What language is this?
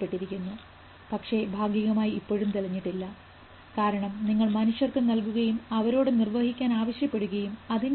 Malayalam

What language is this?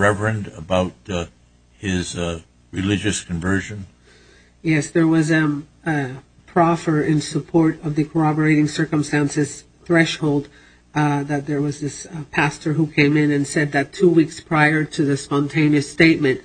English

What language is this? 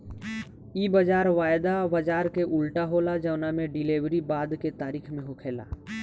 Bhojpuri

